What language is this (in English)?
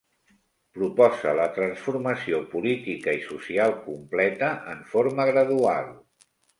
Catalan